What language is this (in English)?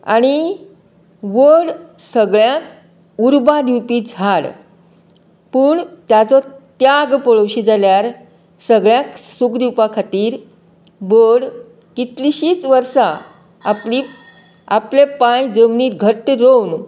Konkani